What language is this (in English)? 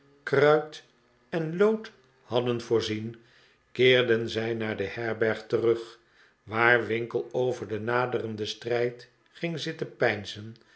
Dutch